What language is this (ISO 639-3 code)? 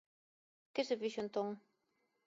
glg